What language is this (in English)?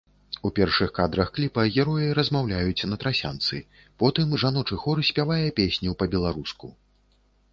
Belarusian